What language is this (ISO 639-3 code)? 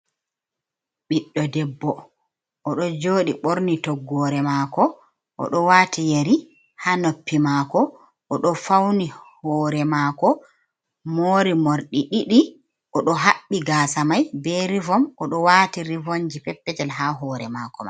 ful